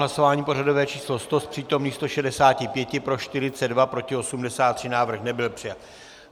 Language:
Czech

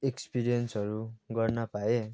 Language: Nepali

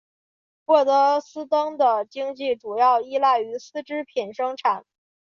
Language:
Chinese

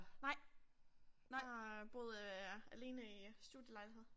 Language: Danish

